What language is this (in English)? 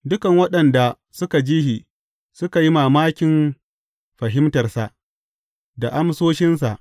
Hausa